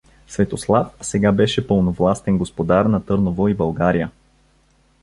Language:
Bulgarian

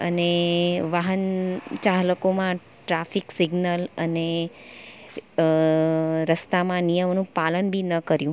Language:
Gujarati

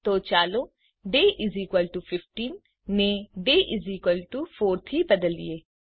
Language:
Gujarati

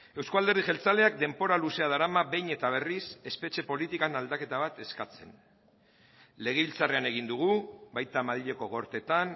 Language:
Basque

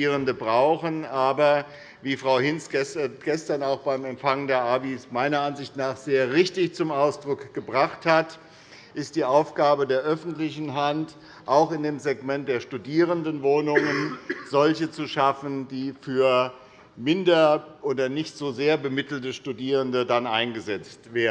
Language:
German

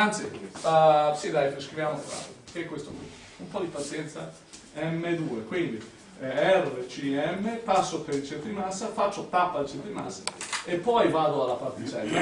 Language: Italian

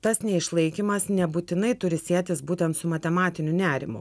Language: Lithuanian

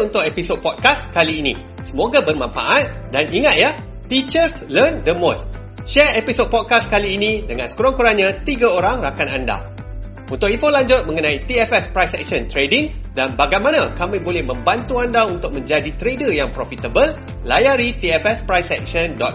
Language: Malay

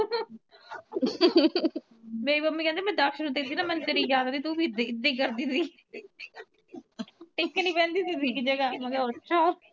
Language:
Punjabi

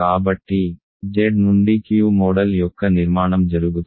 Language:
Telugu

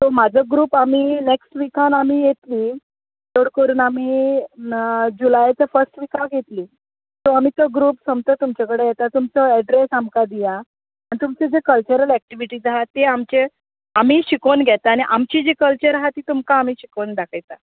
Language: Konkani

